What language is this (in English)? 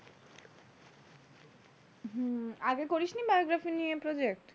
Bangla